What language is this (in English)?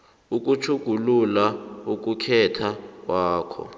South Ndebele